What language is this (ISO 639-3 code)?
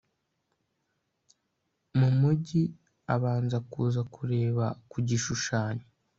kin